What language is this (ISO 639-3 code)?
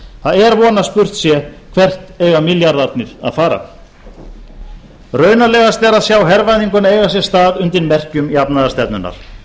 isl